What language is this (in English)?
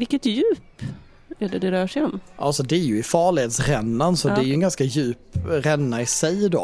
Swedish